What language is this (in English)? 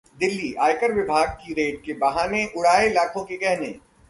Hindi